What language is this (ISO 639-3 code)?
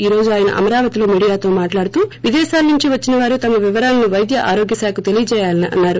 tel